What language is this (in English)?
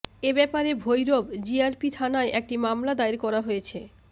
Bangla